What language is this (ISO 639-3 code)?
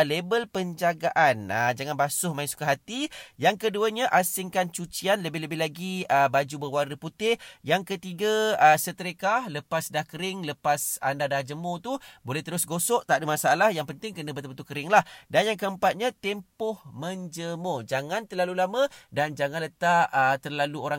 msa